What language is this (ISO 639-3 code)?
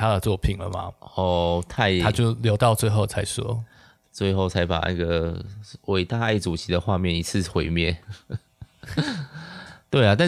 zho